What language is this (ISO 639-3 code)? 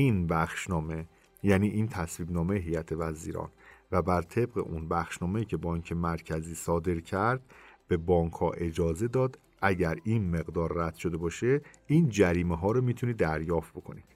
fas